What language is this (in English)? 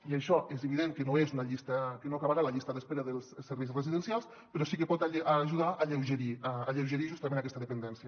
Catalan